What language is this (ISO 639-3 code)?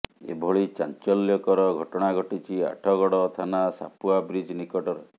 ori